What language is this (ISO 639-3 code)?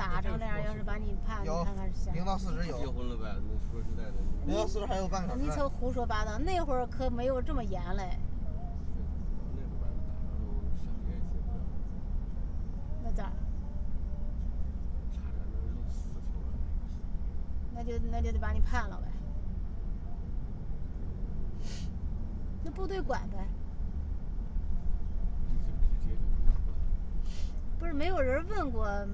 zho